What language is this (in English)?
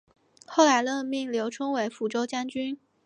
Chinese